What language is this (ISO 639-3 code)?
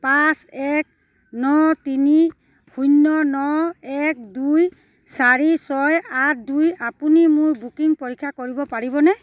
asm